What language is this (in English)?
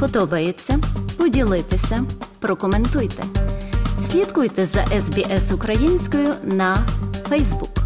Ukrainian